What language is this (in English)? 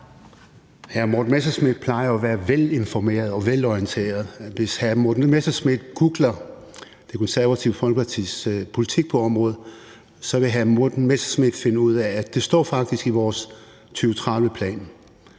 Danish